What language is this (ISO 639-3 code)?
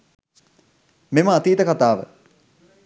sin